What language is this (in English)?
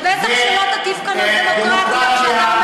Hebrew